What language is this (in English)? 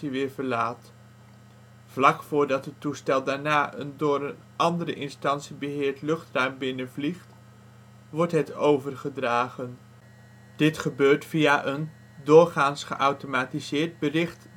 Dutch